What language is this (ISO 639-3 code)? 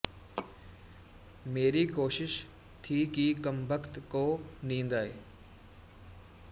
pan